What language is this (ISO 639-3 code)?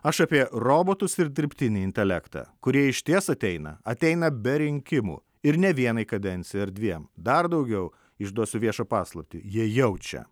lit